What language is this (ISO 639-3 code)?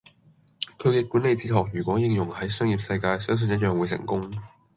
yue